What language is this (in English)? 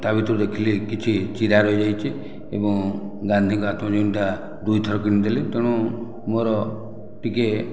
Odia